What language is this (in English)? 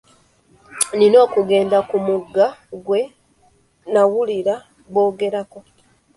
Ganda